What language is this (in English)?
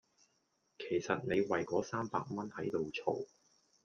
Cantonese